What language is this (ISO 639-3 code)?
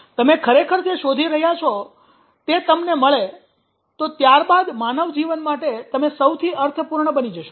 guj